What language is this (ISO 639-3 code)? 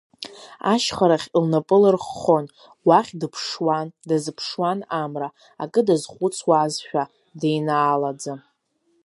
abk